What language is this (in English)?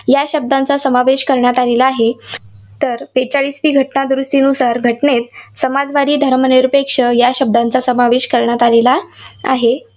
Marathi